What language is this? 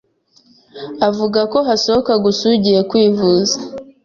Kinyarwanda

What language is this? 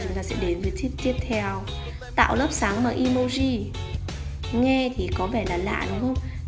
Vietnamese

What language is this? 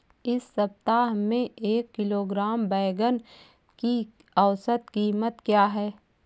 Hindi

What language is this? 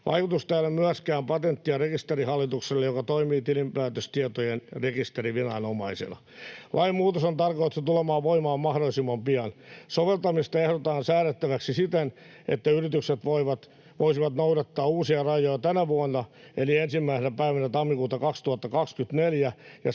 Finnish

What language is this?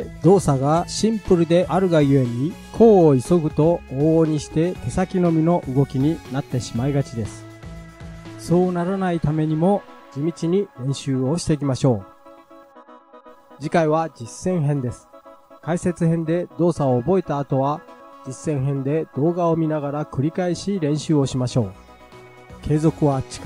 Japanese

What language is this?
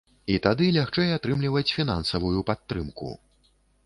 Belarusian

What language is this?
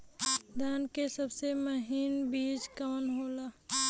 Bhojpuri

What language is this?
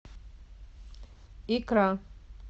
Russian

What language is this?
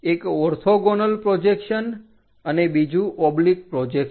Gujarati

